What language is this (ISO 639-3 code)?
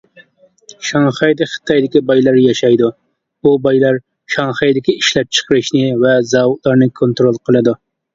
uig